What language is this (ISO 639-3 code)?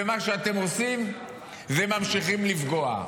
heb